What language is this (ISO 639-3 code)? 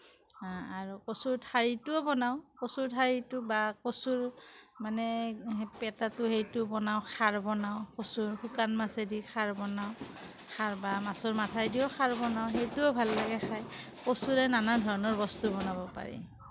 asm